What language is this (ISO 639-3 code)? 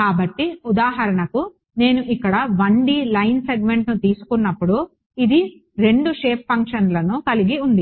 tel